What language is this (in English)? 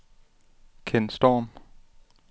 Danish